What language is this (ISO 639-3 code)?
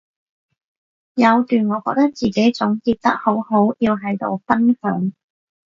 yue